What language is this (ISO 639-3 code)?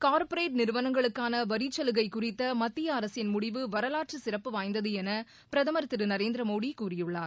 tam